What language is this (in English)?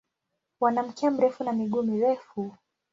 Swahili